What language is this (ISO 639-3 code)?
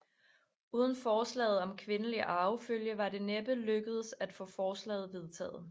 dan